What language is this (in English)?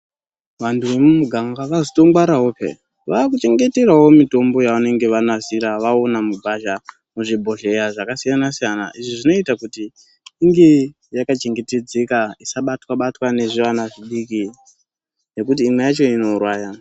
Ndau